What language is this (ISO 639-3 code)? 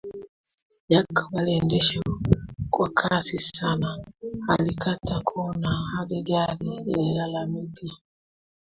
swa